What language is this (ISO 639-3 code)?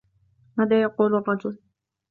ara